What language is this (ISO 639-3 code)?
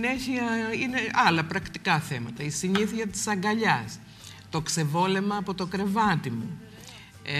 ell